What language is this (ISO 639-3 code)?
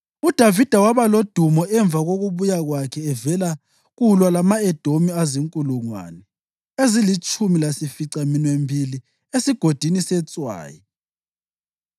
nde